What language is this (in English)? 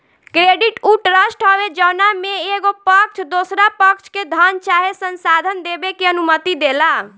Bhojpuri